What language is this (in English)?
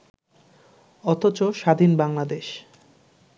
Bangla